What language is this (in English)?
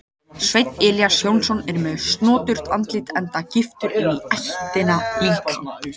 Icelandic